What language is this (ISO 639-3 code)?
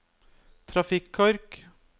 nor